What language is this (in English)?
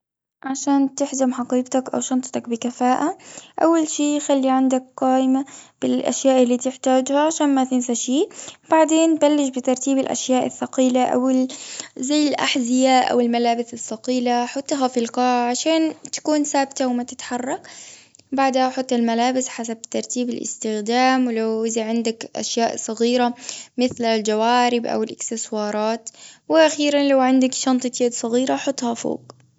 Gulf Arabic